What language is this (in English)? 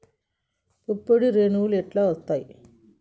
Telugu